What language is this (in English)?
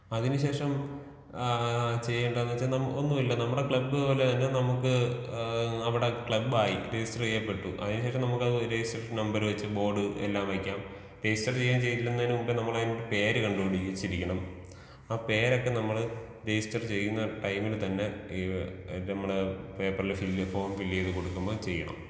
Malayalam